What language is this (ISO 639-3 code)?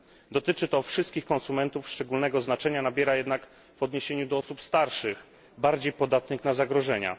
pol